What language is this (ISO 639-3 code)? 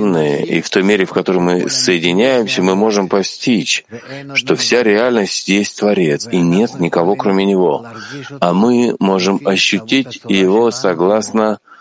rus